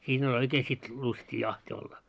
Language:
Finnish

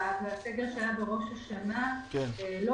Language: Hebrew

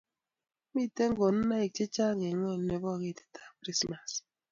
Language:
Kalenjin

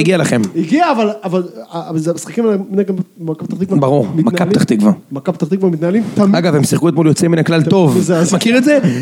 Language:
Hebrew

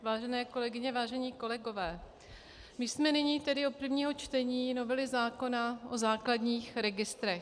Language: Czech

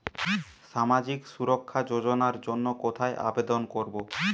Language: Bangla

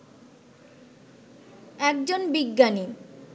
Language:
Bangla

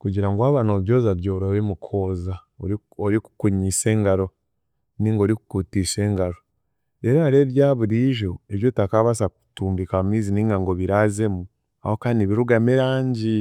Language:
Chiga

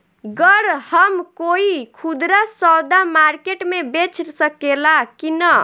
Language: Bhojpuri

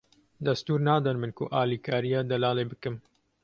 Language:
Kurdish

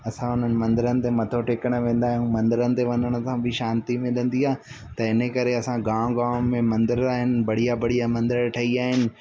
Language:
Sindhi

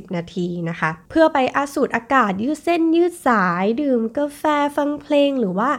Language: Thai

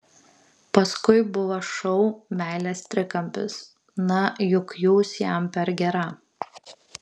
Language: Lithuanian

